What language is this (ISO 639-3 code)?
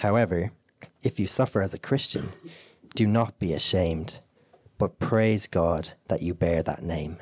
eng